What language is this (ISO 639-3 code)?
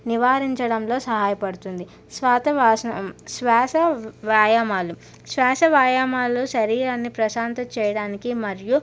tel